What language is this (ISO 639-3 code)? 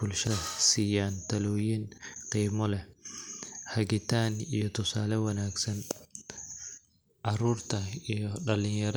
som